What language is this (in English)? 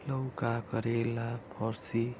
Nepali